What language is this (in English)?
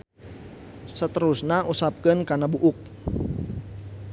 Sundanese